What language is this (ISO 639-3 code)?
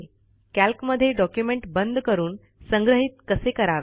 mar